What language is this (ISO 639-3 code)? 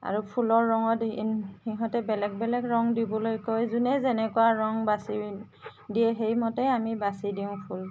asm